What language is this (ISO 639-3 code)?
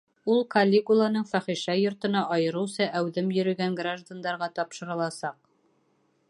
bak